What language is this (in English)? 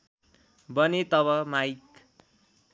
Nepali